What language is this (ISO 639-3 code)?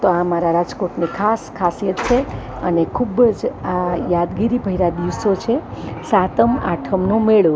guj